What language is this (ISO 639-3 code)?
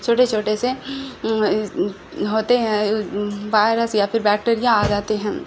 urd